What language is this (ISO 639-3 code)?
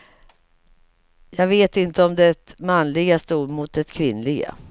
swe